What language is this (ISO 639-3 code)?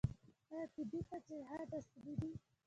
pus